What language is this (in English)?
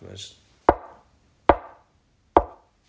Welsh